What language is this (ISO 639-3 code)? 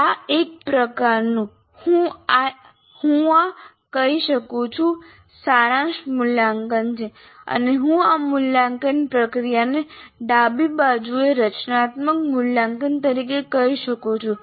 guj